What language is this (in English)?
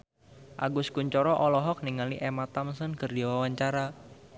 Sundanese